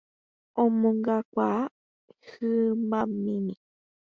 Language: Guarani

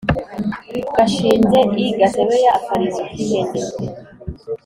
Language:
Kinyarwanda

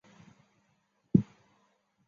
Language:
Chinese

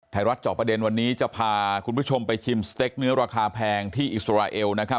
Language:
Thai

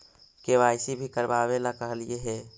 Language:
Magahi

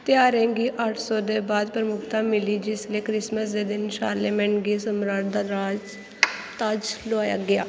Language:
Dogri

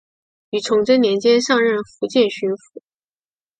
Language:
Chinese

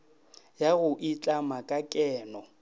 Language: Northern Sotho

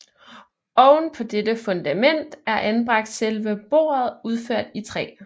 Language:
Danish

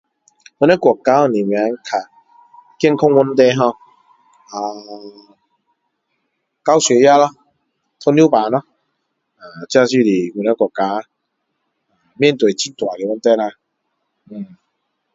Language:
Min Dong Chinese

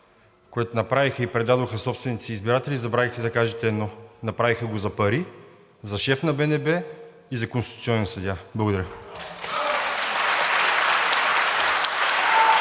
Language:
Bulgarian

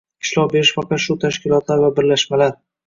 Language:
Uzbek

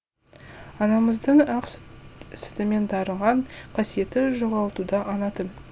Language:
Kazakh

